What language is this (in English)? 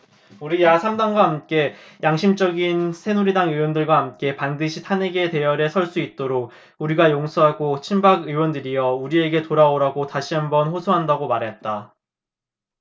Korean